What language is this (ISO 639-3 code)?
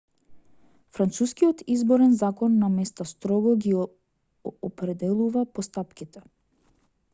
mkd